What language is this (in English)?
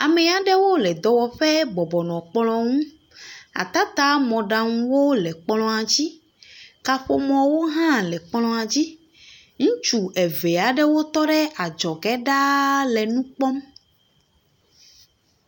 Ewe